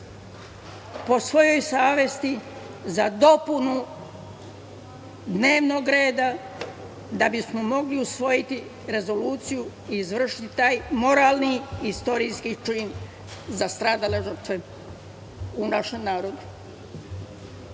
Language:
Serbian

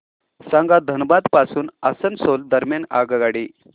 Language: Marathi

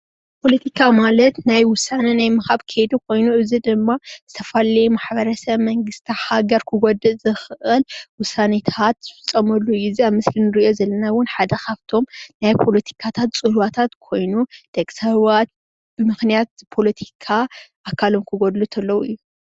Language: Tigrinya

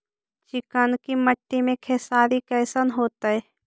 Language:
Magahi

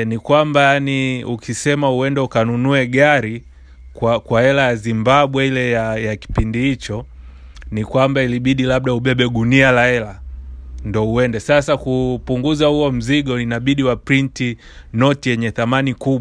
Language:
Swahili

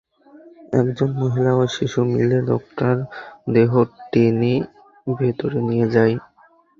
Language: Bangla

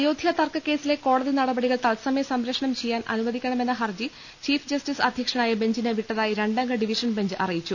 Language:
Malayalam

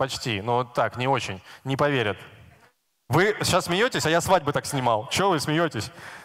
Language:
Russian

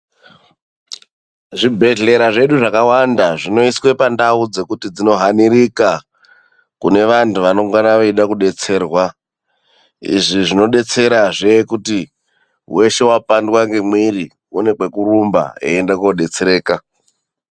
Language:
Ndau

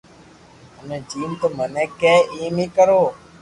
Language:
Loarki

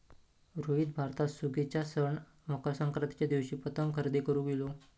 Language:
Marathi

